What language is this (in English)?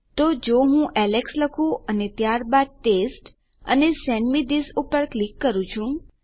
Gujarati